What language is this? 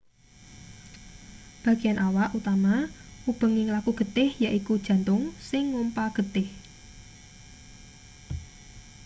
Javanese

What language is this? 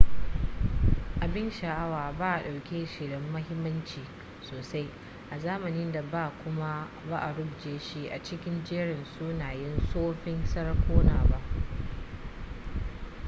Hausa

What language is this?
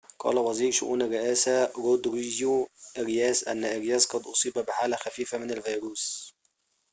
Arabic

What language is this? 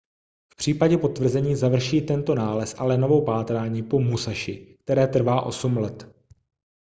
Czech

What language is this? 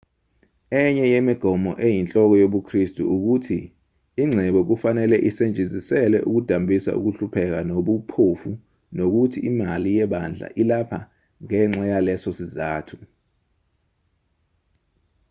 Zulu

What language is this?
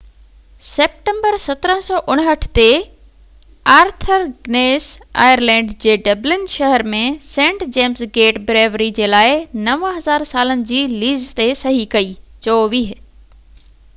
Sindhi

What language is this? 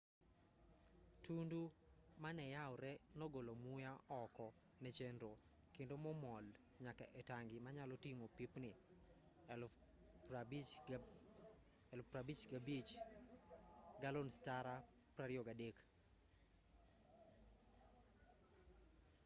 Luo (Kenya and Tanzania)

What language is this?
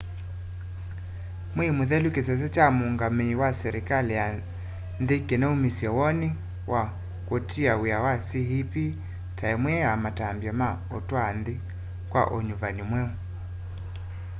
Kamba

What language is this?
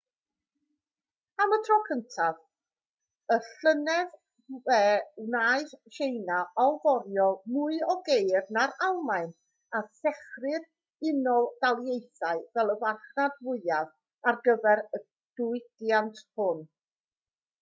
Welsh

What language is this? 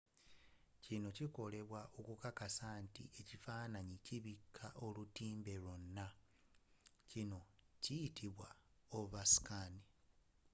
Ganda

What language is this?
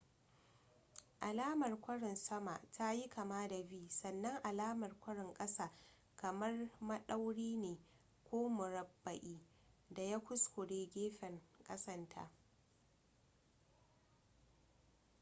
Hausa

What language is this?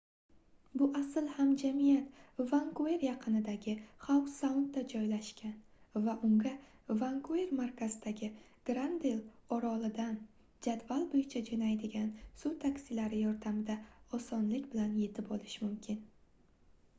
Uzbek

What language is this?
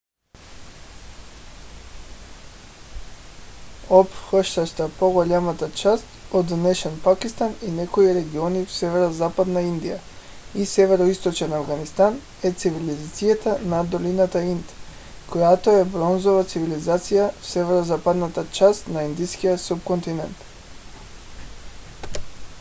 Bulgarian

